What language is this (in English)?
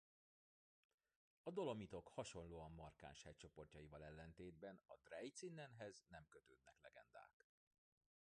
Hungarian